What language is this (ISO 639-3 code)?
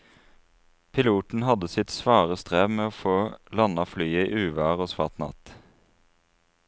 nor